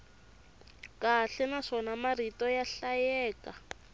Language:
Tsonga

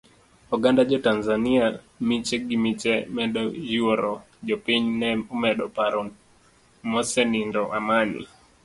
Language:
Luo (Kenya and Tanzania)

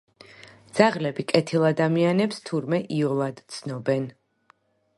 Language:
Georgian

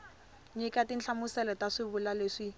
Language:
Tsonga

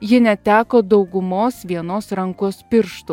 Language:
Lithuanian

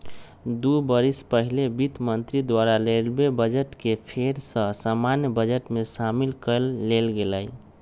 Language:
Magahi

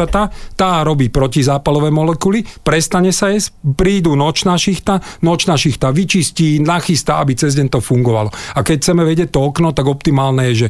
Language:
Slovak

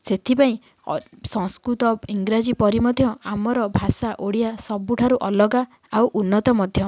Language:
Odia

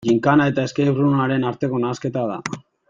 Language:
Basque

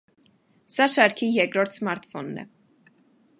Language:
Armenian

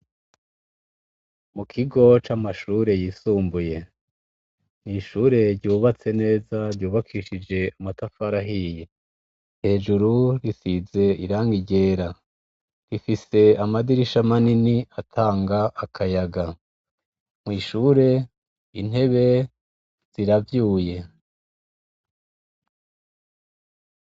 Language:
Rundi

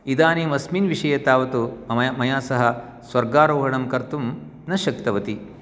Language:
Sanskrit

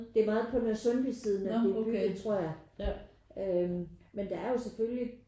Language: Danish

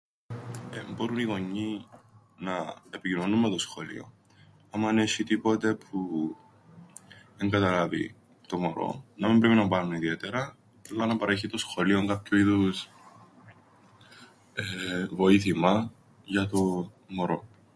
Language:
Greek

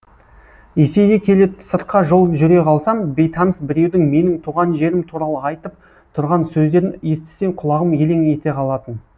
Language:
Kazakh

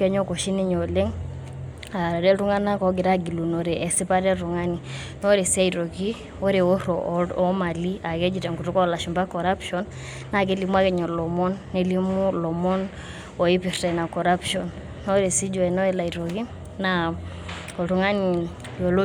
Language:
Masai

